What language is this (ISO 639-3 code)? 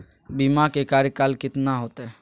mag